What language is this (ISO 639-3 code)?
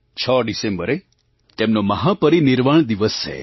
guj